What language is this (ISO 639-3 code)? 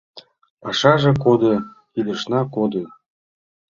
chm